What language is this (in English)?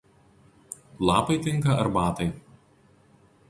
Lithuanian